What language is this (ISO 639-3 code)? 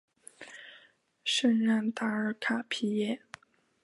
zho